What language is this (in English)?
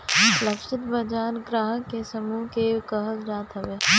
Bhojpuri